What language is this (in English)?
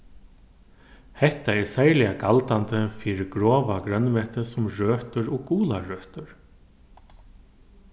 Faroese